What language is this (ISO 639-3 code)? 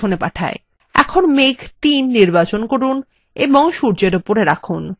ben